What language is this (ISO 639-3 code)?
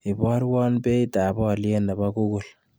kln